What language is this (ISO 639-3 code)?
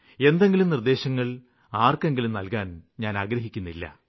mal